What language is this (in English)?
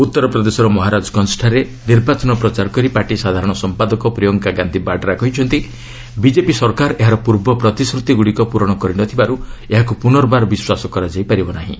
Odia